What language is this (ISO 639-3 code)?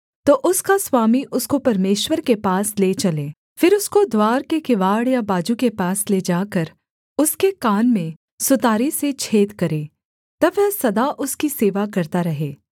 hin